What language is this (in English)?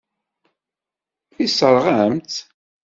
Kabyle